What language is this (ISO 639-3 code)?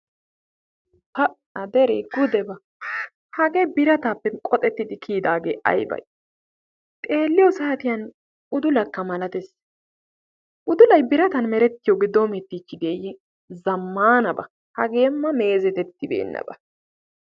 wal